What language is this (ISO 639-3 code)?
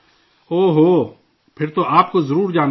urd